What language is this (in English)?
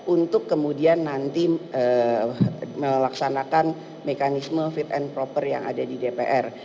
Indonesian